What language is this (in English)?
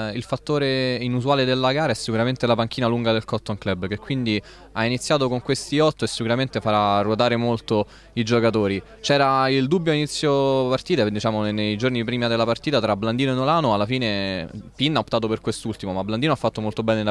Italian